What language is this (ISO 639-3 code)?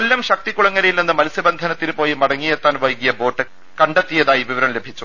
mal